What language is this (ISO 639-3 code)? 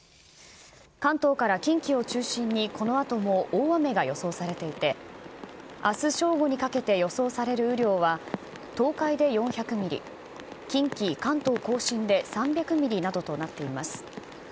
jpn